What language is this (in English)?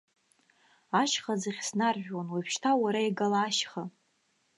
Abkhazian